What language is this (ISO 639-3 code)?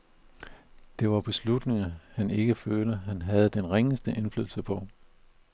dan